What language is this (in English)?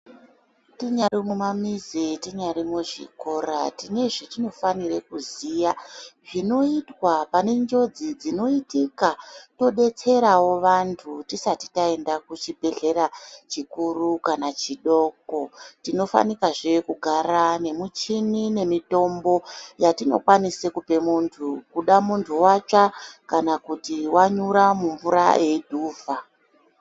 Ndau